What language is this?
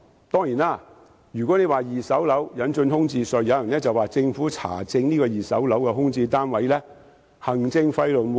Cantonese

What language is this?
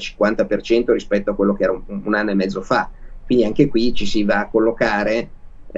Italian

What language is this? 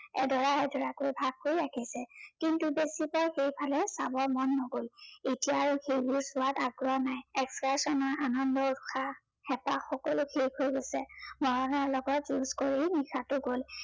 Assamese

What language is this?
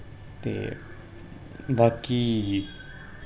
Dogri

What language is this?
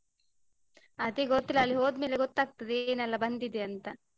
Kannada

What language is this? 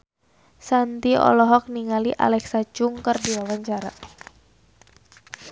Sundanese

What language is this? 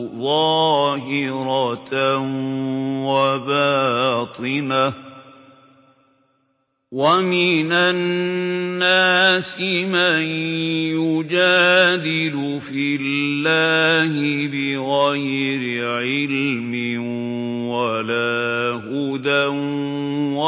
Arabic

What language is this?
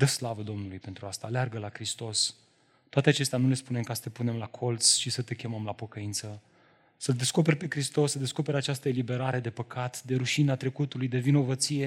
Romanian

